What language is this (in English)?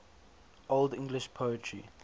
English